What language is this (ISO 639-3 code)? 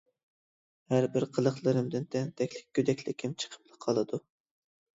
uig